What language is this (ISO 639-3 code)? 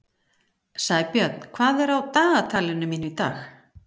isl